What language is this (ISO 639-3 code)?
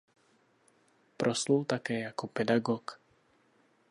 ces